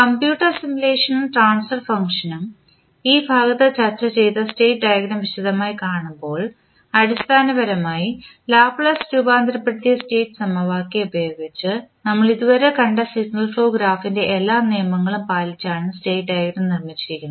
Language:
Malayalam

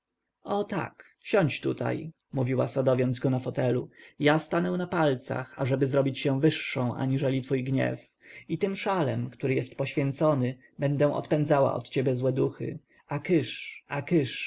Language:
Polish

